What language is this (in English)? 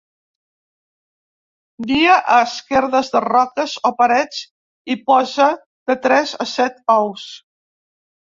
Catalan